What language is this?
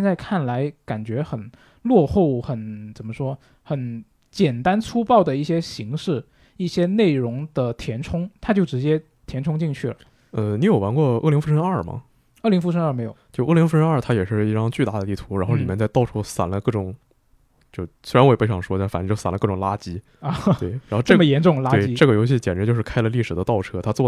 Chinese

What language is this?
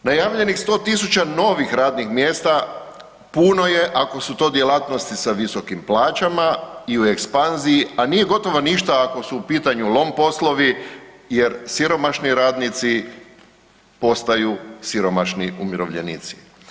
Croatian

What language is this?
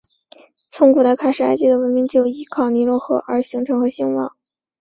Chinese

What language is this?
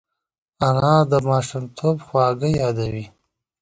Pashto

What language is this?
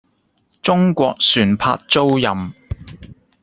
Cantonese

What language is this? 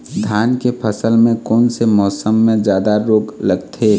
Chhattisgarhi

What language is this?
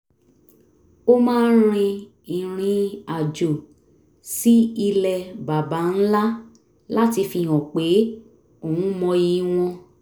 Yoruba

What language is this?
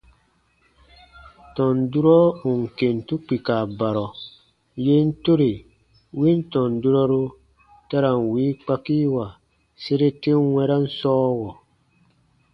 Baatonum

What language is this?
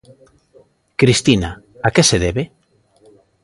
Galician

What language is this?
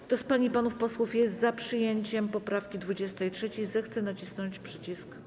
Polish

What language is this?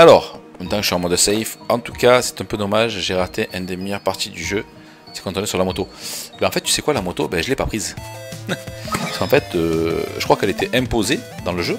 French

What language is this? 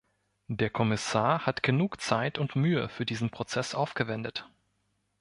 German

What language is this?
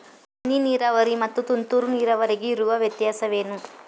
Kannada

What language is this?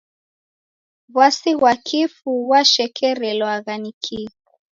Taita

